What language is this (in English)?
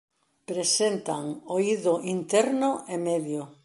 Galician